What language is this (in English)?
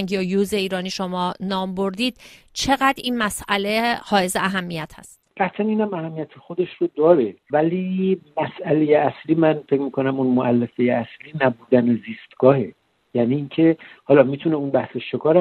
Persian